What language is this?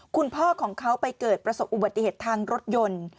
Thai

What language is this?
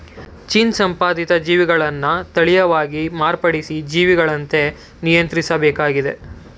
Kannada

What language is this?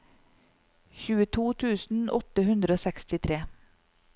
Norwegian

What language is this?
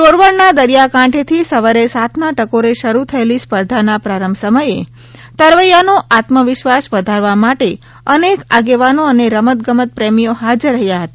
Gujarati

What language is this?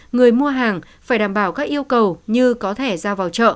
Vietnamese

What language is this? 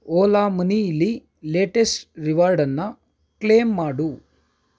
Kannada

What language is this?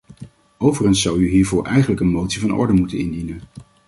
Dutch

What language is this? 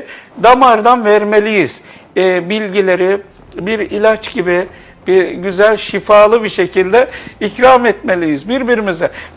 Turkish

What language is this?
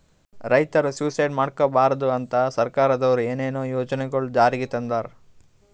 Kannada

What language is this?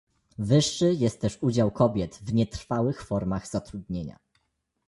Polish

